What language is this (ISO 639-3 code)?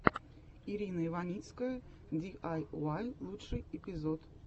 rus